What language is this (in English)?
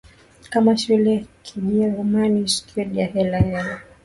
Swahili